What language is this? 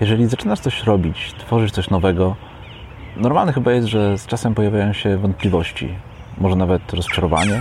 Polish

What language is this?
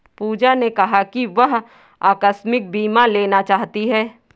Hindi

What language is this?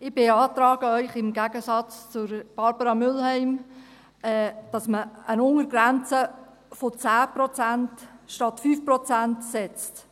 Swiss German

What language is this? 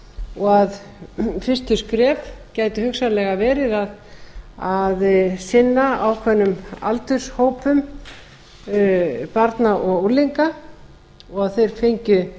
Icelandic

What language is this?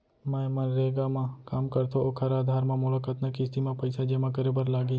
Chhattisgarhi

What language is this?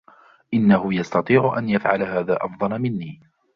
Arabic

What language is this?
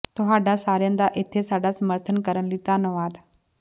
Punjabi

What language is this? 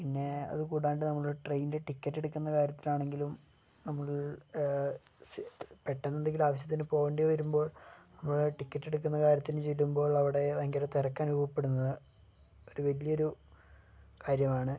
Malayalam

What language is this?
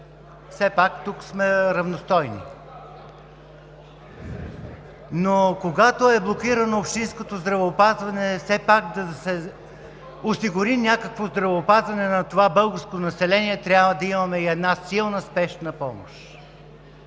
Bulgarian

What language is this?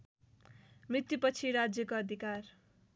Nepali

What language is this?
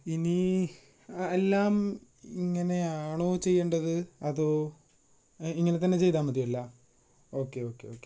Malayalam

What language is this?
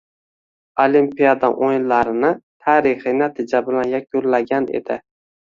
Uzbek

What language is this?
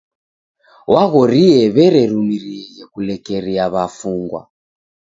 Taita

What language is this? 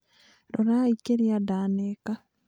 Kikuyu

